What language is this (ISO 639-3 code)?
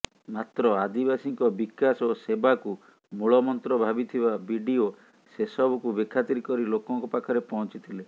ori